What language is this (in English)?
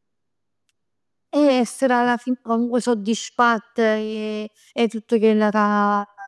Neapolitan